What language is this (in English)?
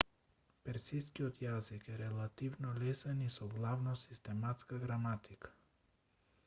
Macedonian